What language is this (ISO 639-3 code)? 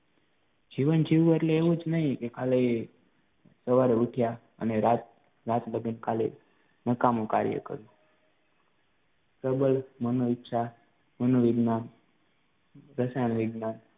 guj